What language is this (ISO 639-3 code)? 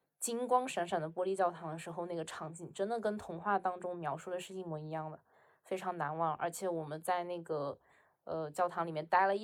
zho